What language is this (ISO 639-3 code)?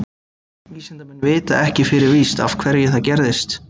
isl